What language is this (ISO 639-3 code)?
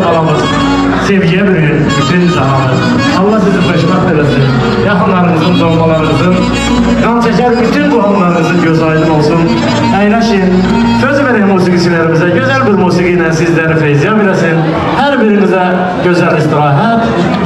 tur